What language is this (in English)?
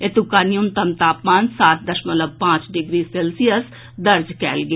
Maithili